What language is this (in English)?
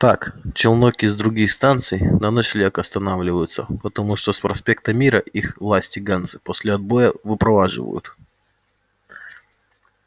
Russian